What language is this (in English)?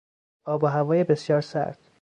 Persian